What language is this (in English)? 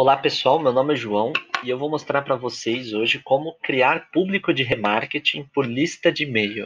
Portuguese